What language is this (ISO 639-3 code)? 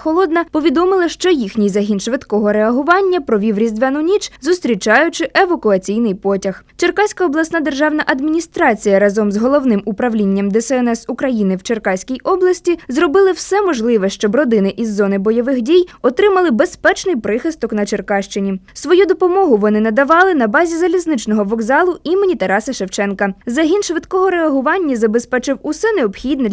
ukr